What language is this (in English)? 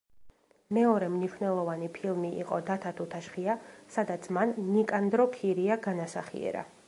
Georgian